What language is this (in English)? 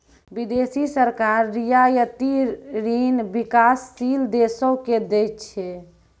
Maithili